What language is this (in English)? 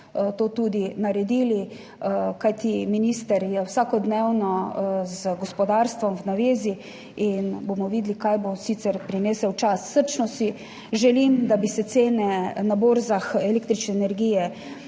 Slovenian